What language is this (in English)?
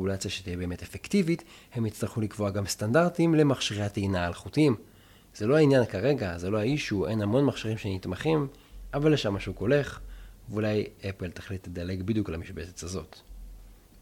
Hebrew